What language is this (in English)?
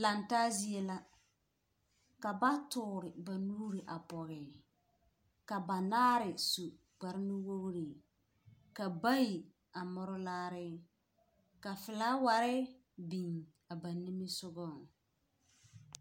Southern Dagaare